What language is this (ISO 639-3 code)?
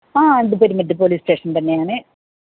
mal